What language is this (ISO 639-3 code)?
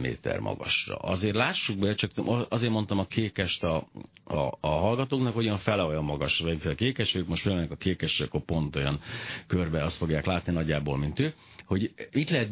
hun